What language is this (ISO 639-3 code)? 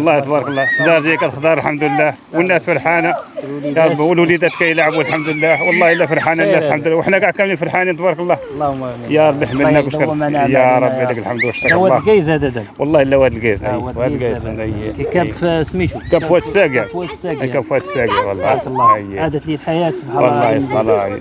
ara